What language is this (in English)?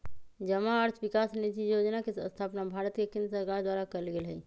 Magahi